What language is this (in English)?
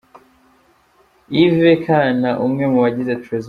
Kinyarwanda